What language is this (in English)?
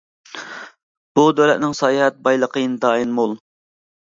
Uyghur